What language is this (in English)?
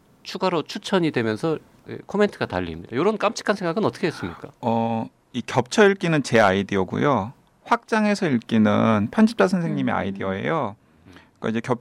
Korean